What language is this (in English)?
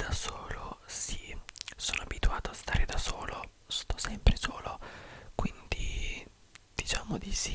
Italian